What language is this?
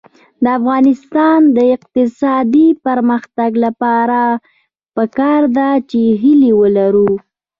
Pashto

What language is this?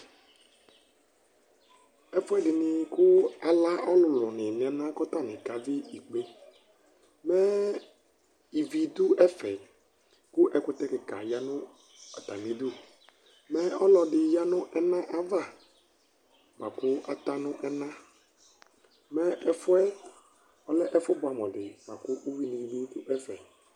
Ikposo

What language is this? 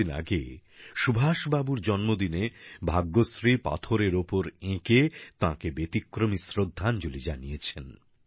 Bangla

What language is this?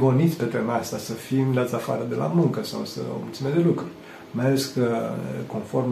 Romanian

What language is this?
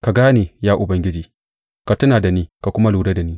Hausa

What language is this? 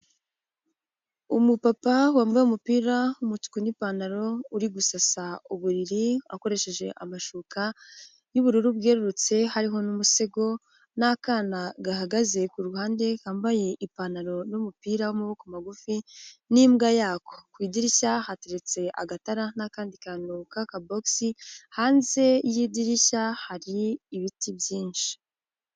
Kinyarwanda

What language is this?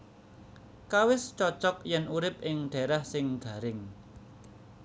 Javanese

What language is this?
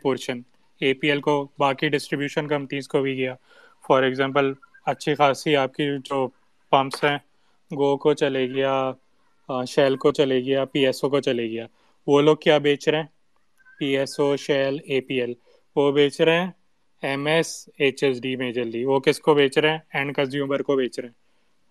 Urdu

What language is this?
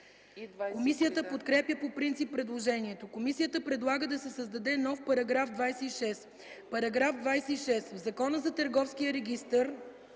Bulgarian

